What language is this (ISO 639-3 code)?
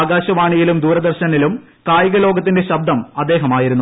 mal